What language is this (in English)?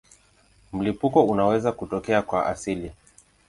Swahili